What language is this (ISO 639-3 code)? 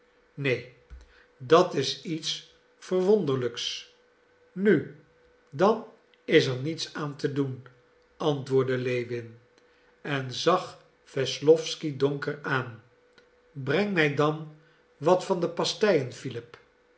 nld